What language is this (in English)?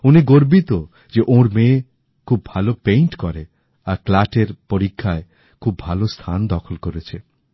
Bangla